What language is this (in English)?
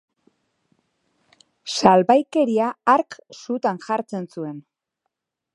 Basque